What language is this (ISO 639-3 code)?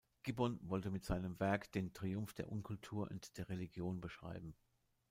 deu